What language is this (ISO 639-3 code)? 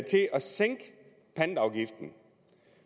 dan